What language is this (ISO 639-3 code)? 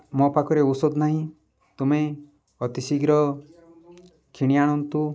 ori